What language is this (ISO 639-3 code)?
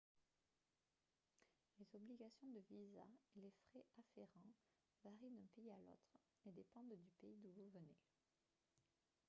fra